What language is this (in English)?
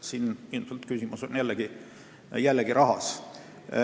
Estonian